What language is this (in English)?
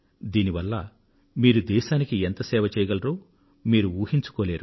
Telugu